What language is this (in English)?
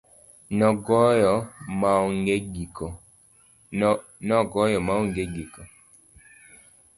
Luo (Kenya and Tanzania)